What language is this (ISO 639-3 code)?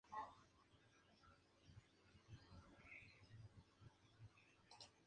spa